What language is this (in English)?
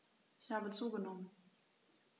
German